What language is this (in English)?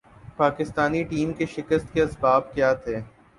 Urdu